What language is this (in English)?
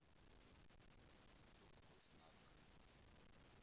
Russian